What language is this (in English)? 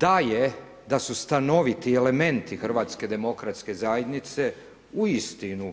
Croatian